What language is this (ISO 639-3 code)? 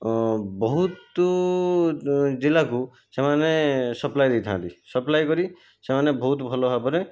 ori